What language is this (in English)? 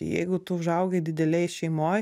Lithuanian